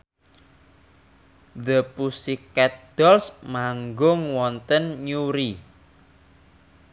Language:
Javanese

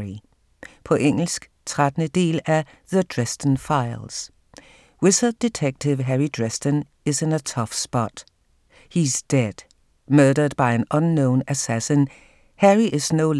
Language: Danish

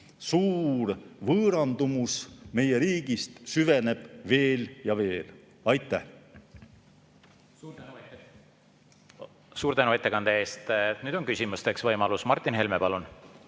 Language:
Estonian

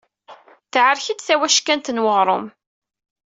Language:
Kabyle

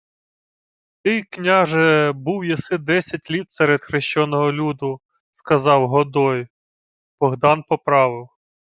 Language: Ukrainian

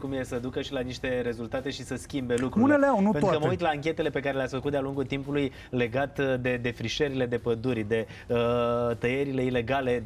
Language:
Romanian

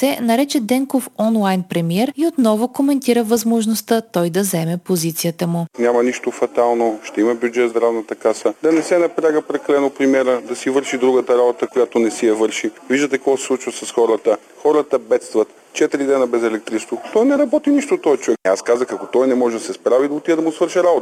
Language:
Bulgarian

